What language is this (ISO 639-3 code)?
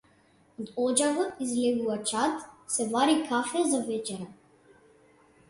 mkd